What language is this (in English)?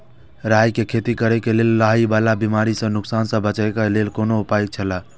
Maithili